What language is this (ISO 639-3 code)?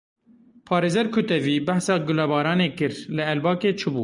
kur